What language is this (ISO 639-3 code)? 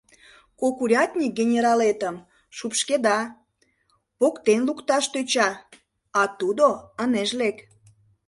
chm